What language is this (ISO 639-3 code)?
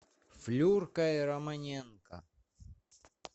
rus